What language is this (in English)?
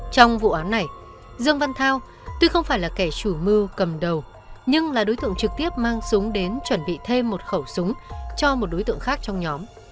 Vietnamese